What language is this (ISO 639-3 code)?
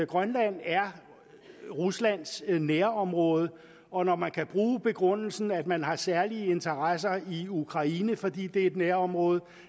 dan